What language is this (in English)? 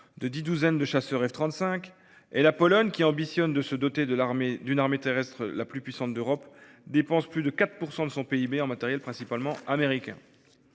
French